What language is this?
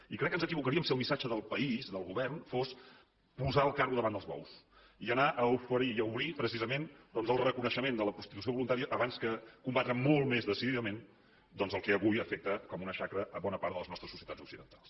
Catalan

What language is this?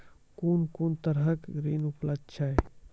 Maithili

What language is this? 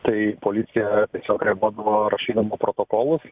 Lithuanian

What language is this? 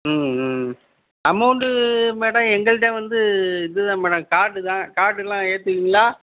Tamil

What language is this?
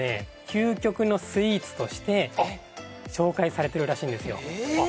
Japanese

